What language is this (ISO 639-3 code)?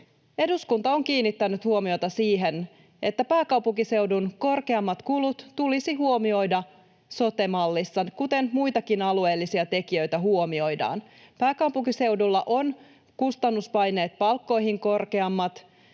fin